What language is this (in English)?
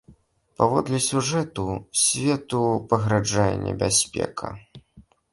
Belarusian